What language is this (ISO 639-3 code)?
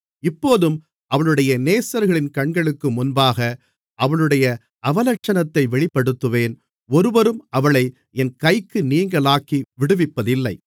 tam